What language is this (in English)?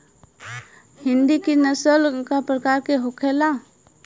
Bhojpuri